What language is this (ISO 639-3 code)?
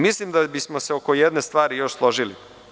srp